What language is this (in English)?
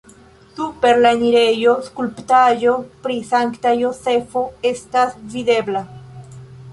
Esperanto